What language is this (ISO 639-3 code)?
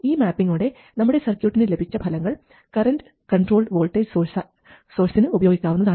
mal